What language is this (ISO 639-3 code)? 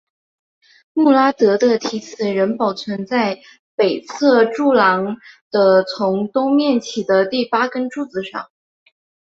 zho